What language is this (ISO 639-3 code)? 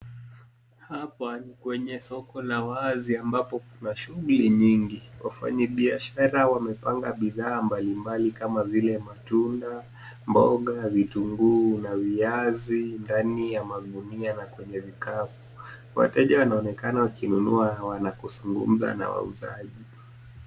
swa